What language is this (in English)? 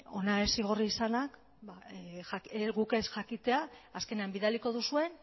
Basque